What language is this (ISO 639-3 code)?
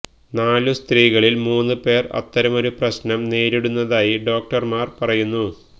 mal